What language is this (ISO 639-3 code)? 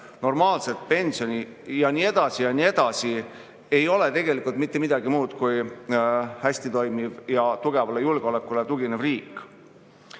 est